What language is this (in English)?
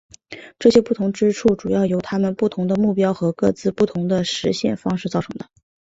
Chinese